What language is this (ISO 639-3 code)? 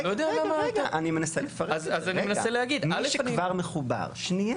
heb